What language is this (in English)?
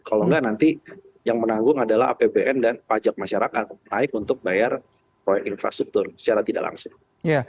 Indonesian